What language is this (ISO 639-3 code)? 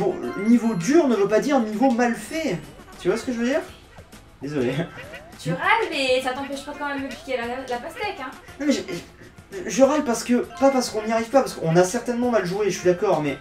fra